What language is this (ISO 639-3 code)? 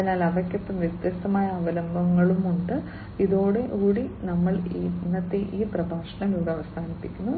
mal